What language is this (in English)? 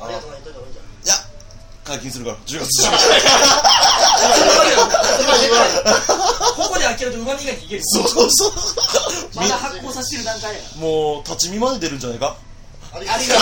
Japanese